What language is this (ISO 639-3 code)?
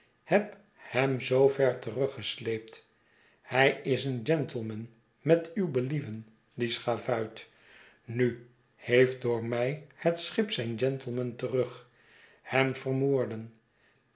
nld